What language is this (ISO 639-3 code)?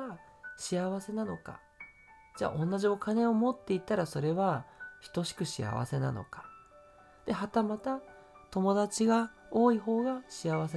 jpn